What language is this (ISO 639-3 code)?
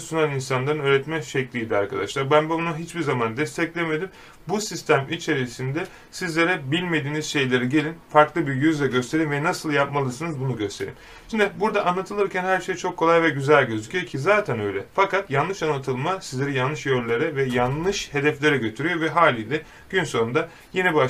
tur